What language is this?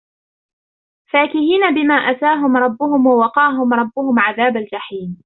Arabic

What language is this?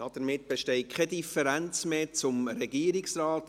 Swiss German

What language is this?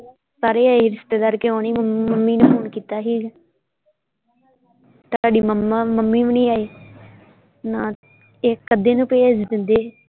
Punjabi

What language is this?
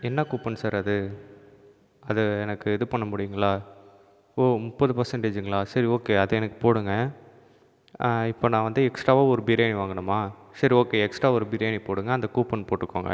Tamil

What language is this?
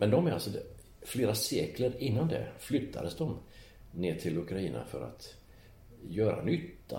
Swedish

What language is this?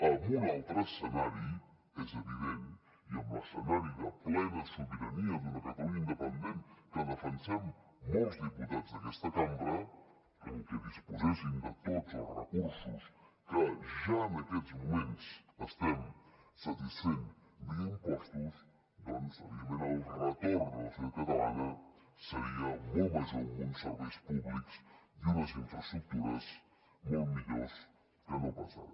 Catalan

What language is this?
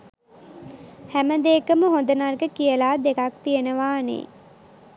Sinhala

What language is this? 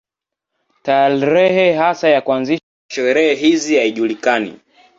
Swahili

